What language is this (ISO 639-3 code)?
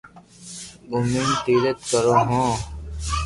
lrk